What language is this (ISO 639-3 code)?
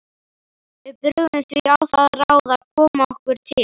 isl